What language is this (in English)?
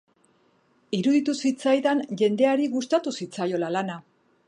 Basque